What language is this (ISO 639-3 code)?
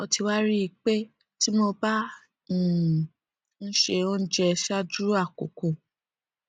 yor